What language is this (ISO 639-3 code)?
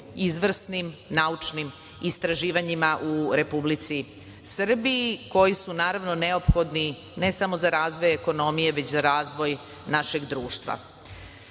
srp